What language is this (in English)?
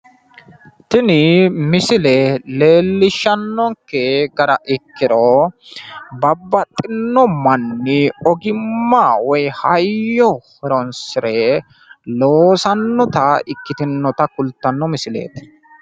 Sidamo